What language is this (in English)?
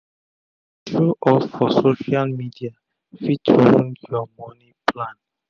Nigerian Pidgin